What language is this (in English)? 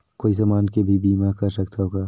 Chhattisgarhi